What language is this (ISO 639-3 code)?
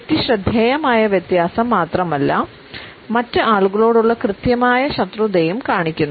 mal